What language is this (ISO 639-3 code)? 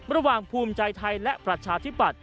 tha